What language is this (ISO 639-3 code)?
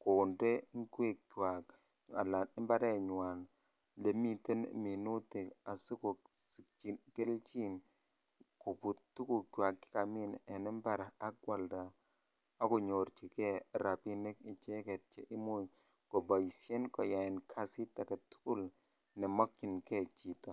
kln